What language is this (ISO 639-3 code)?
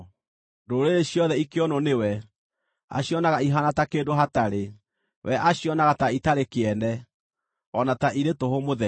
kik